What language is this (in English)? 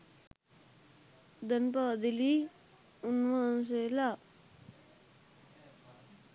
Sinhala